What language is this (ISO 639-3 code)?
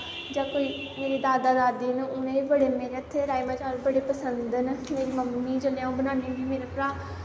doi